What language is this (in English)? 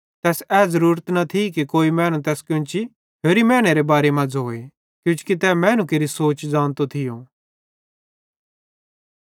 Bhadrawahi